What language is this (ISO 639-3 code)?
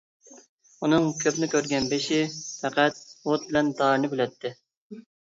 uig